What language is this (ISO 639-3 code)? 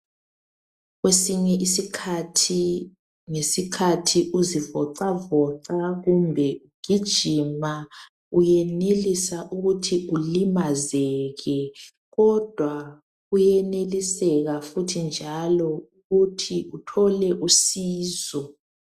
nde